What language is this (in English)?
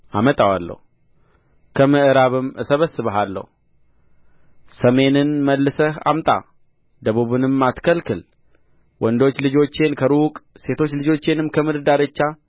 Amharic